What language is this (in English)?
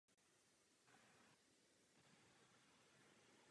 Czech